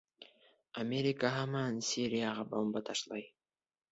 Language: Bashkir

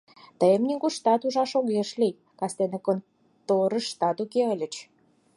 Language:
Mari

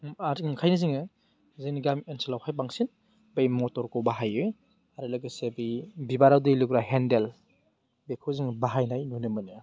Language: Bodo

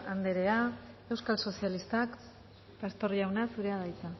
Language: Basque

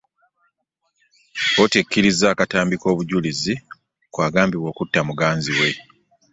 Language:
Ganda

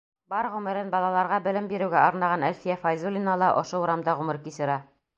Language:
Bashkir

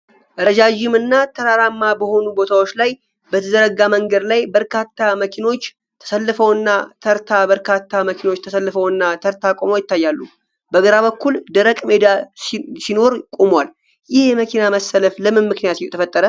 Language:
Amharic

